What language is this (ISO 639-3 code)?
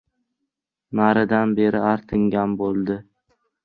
uzb